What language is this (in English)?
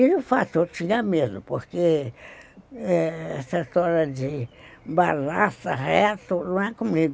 Portuguese